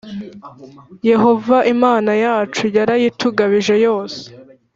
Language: Kinyarwanda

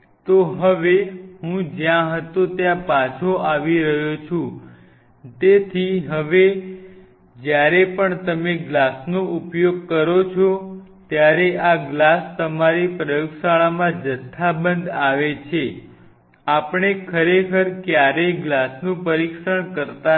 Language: Gujarati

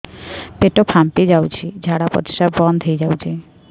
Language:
Odia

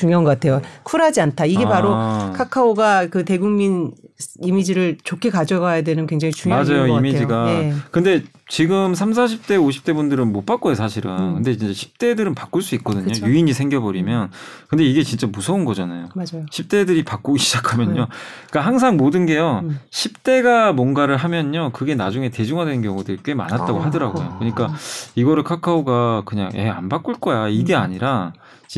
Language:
Korean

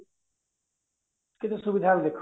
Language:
Odia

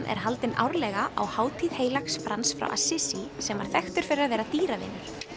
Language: Icelandic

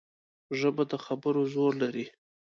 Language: Pashto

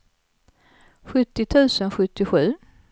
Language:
Swedish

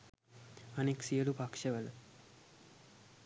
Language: Sinhala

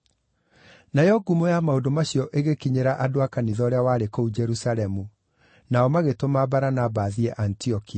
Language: Kikuyu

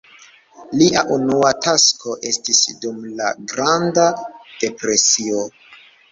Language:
Esperanto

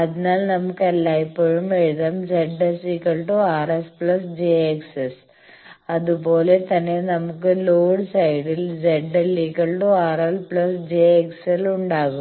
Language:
Malayalam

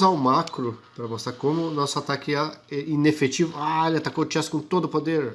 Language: Portuguese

